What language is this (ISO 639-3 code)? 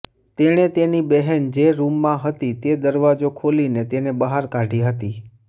guj